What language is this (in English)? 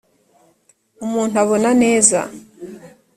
Kinyarwanda